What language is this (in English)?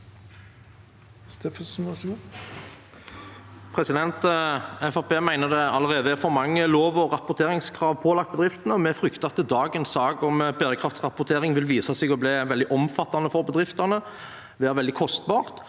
Norwegian